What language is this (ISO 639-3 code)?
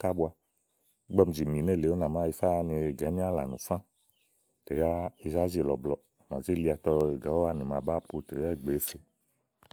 ahl